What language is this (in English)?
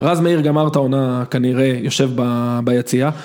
Hebrew